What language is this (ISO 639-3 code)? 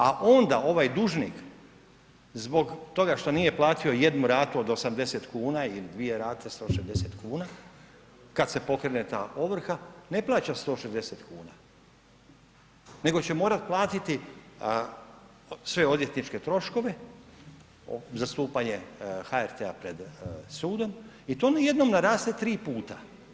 hrv